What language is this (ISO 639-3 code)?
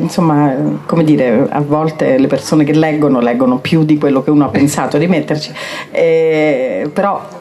ita